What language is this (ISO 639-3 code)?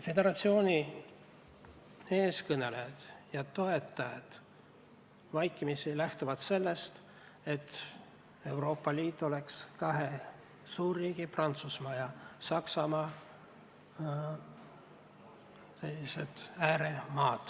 est